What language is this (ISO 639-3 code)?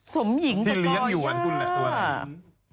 tha